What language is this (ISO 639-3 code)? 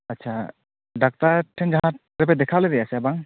sat